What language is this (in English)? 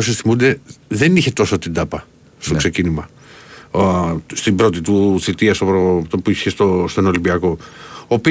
Greek